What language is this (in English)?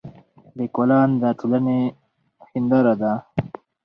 Pashto